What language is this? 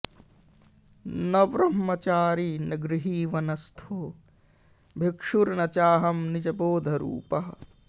Sanskrit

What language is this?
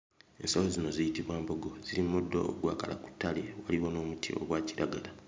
Ganda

